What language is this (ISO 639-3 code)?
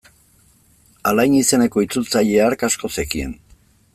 eus